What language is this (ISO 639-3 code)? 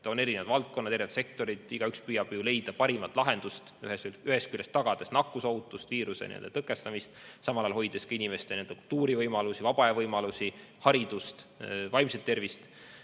est